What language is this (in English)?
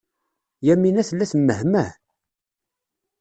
Kabyle